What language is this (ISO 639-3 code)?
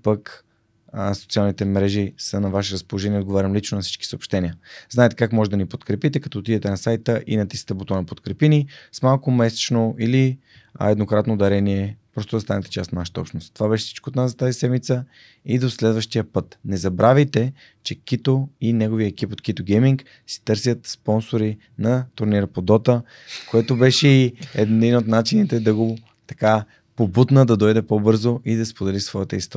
bul